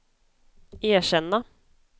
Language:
Swedish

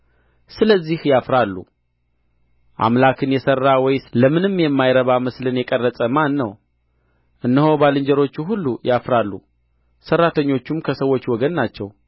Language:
Amharic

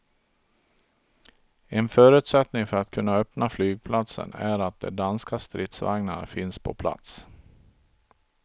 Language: Swedish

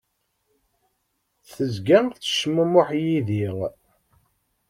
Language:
Kabyle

